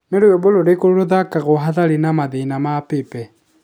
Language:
Kikuyu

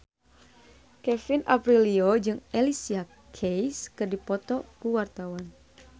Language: Sundanese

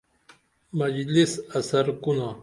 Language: Dameli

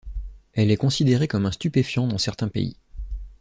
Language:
French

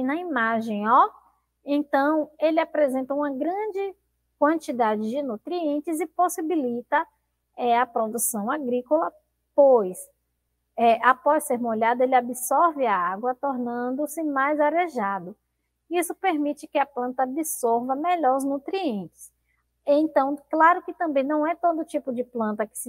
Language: Portuguese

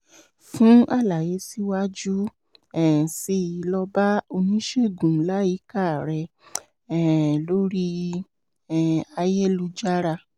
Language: Yoruba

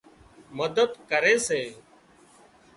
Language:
Wadiyara Koli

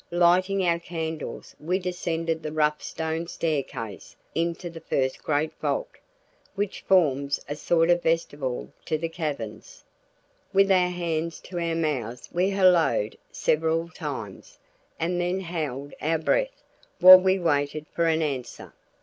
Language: English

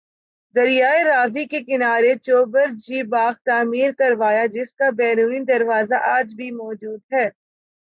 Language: Urdu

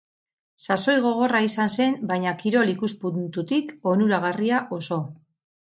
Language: Basque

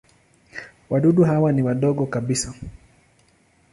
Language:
Swahili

